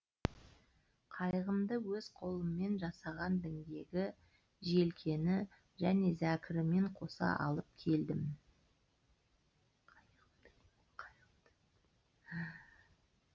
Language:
Kazakh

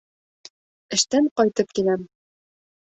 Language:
Bashkir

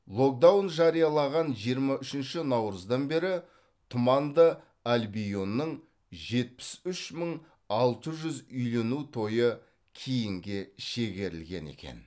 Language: Kazakh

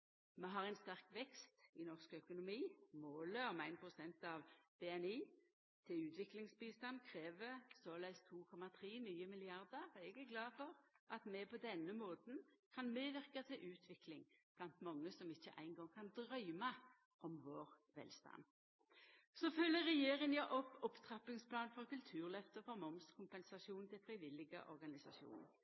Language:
Norwegian Nynorsk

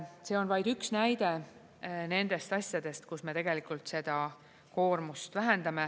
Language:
Estonian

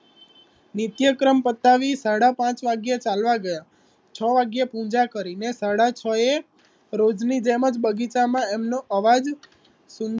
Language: Gujarati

